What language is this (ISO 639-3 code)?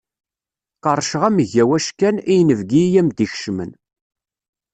kab